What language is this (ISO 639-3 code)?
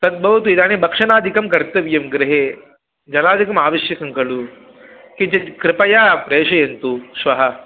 san